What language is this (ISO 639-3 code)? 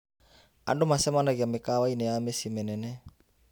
kik